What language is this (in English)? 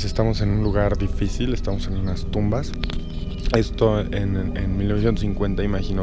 Spanish